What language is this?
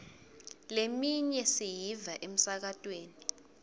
Swati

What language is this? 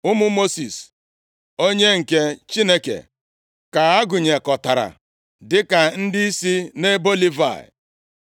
Igbo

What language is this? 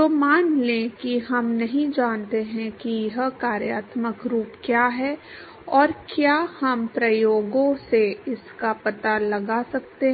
Hindi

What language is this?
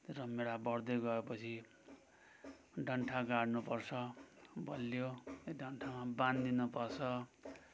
Nepali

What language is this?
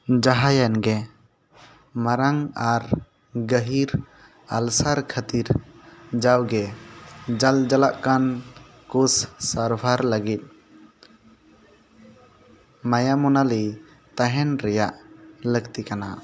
Santali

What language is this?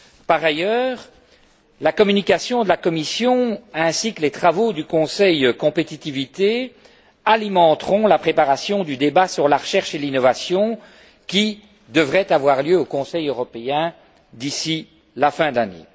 French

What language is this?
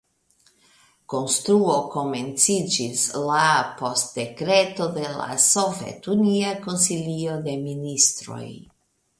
Esperanto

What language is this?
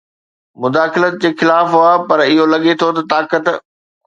Sindhi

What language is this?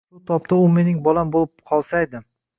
Uzbek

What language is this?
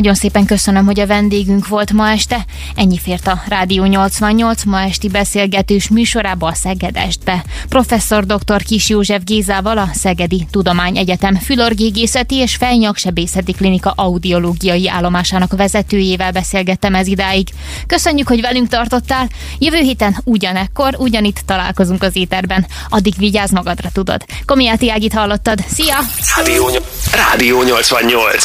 Hungarian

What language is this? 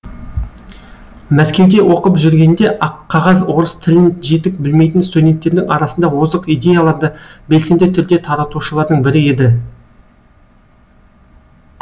Kazakh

